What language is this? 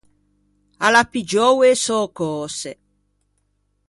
Ligurian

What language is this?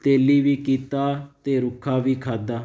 Punjabi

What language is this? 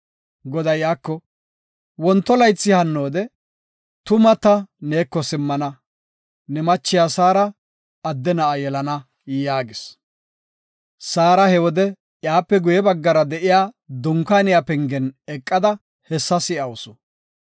Gofa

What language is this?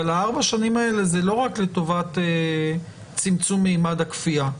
Hebrew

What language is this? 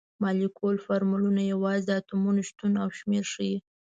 Pashto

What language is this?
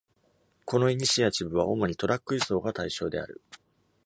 Japanese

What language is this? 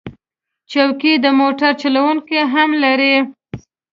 Pashto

